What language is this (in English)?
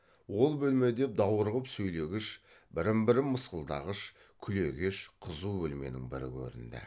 Kazakh